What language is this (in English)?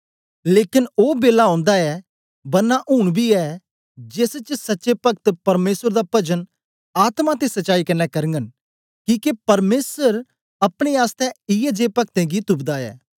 Dogri